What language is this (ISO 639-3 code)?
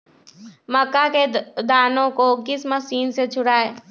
mag